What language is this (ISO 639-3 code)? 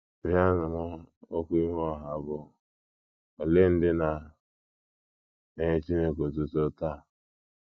ibo